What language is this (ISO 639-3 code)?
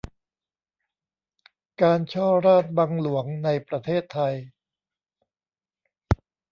tha